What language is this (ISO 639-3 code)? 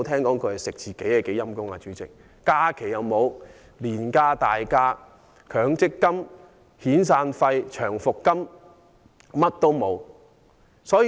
yue